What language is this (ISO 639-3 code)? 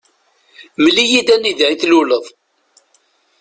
kab